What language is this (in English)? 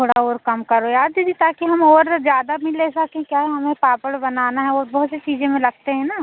Hindi